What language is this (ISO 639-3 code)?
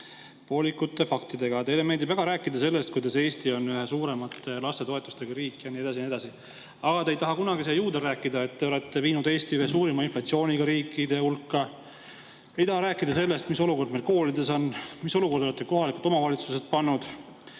est